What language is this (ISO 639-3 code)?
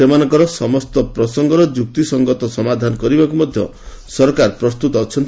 ori